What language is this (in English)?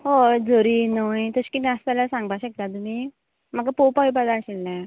Konkani